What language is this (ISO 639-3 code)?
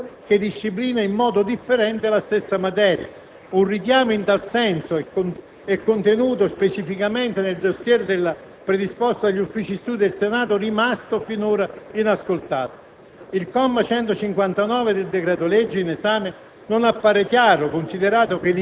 ita